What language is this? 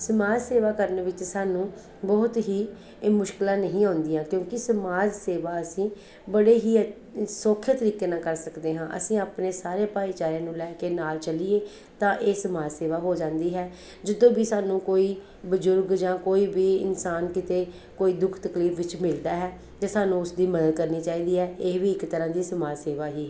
Punjabi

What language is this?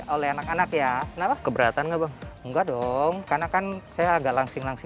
Indonesian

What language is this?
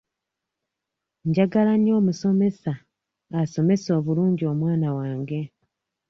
Ganda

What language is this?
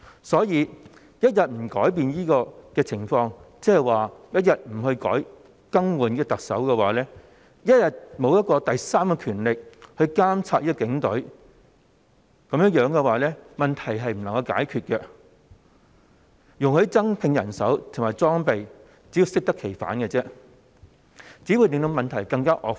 Cantonese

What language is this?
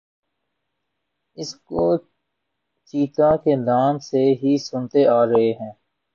Urdu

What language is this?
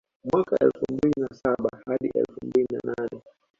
Swahili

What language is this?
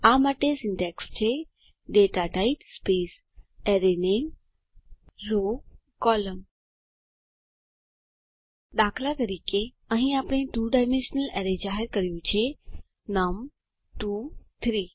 Gujarati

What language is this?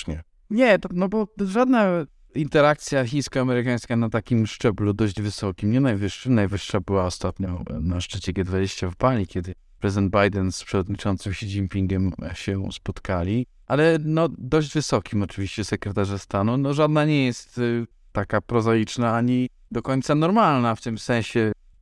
Polish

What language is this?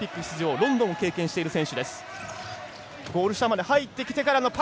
Japanese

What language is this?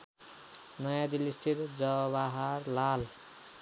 Nepali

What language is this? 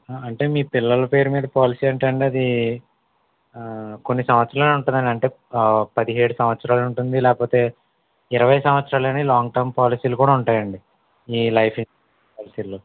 Telugu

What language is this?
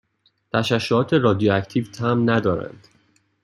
Persian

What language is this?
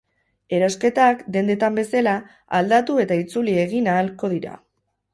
Basque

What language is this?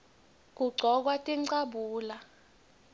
Swati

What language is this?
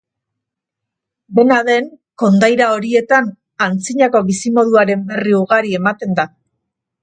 Basque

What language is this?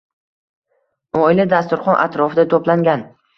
Uzbek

